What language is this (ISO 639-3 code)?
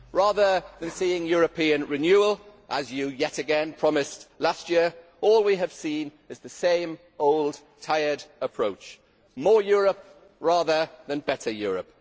eng